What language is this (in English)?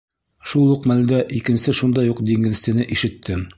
Bashkir